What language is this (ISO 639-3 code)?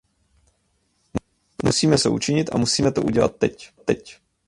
ces